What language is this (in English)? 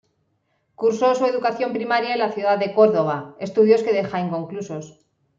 Spanish